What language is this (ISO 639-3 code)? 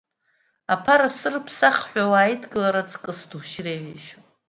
abk